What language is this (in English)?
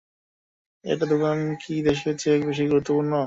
Bangla